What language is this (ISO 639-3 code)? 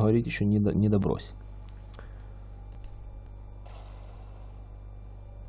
rus